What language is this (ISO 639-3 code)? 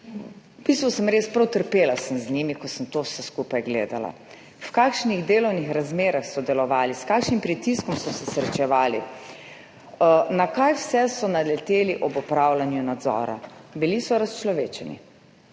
slv